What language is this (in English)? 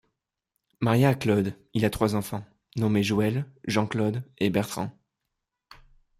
French